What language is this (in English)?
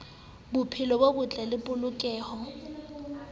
Southern Sotho